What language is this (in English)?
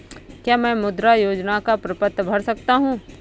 Hindi